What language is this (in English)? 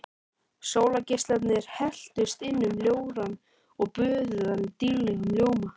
Icelandic